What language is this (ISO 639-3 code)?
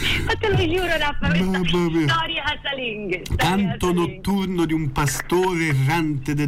ita